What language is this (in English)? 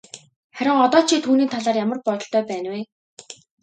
Mongolian